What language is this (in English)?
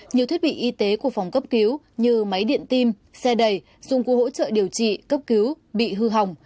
Vietnamese